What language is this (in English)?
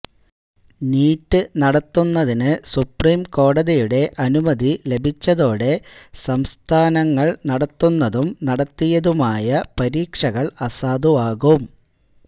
Malayalam